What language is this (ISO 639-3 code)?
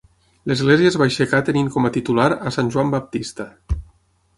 cat